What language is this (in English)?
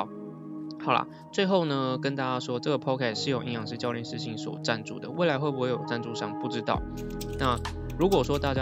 Chinese